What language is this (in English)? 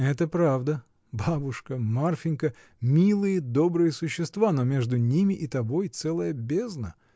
Russian